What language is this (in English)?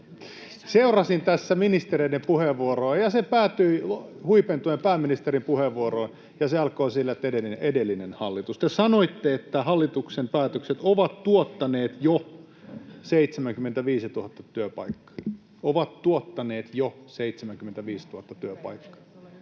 Finnish